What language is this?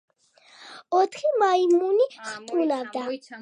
Georgian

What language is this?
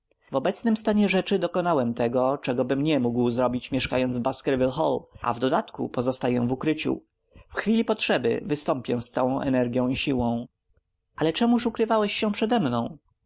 Polish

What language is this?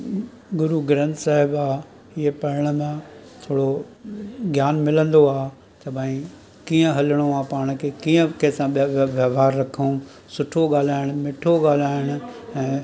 Sindhi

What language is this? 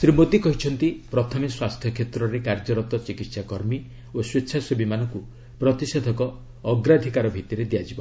Odia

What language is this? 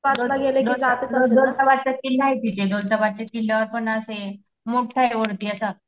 Marathi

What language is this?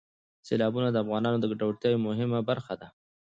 Pashto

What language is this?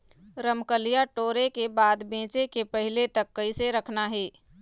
Chhattisgarhi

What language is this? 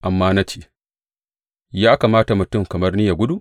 Hausa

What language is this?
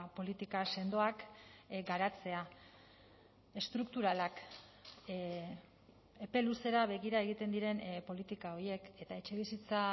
Basque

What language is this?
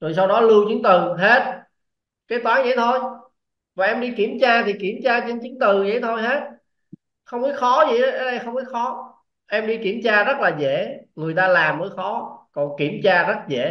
Vietnamese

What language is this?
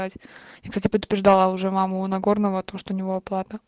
Russian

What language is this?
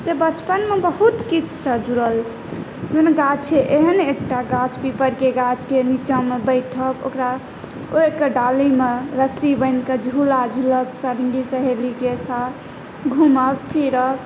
Maithili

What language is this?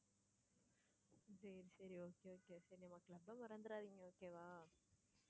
Tamil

